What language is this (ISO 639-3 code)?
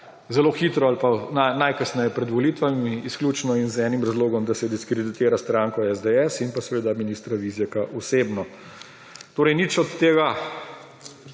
slv